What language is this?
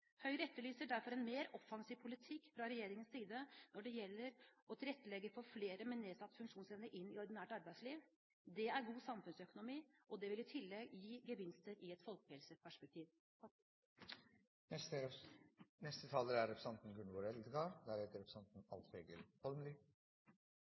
Norwegian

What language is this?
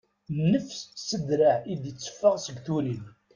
Kabyle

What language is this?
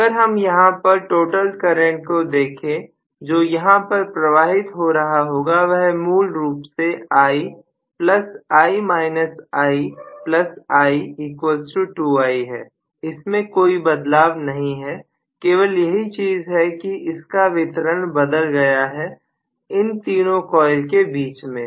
Hindi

